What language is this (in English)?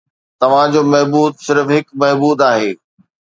Sindhi